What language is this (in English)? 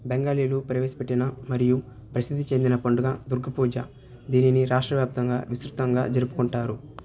Telugu